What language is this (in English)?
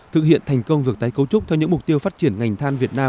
Vietnamese